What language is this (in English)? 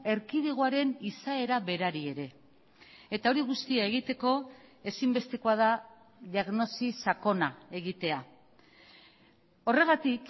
Basque